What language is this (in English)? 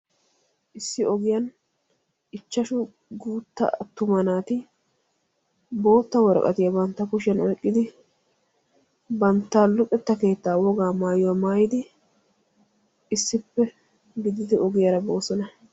Wolaytta